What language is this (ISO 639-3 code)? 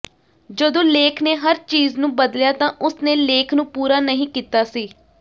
pan